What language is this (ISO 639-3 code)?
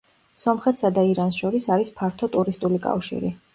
kat